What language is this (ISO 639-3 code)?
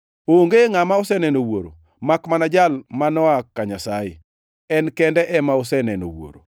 luo